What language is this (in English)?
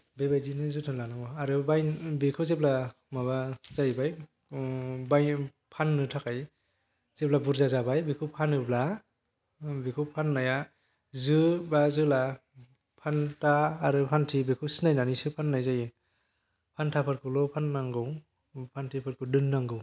Bodo